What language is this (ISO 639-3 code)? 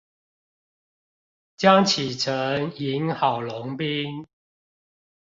zho